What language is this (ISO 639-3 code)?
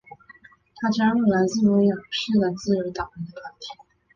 zho